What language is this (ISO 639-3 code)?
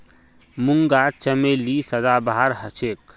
mag